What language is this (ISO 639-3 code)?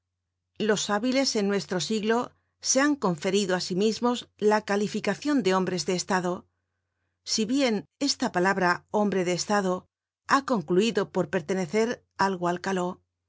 spa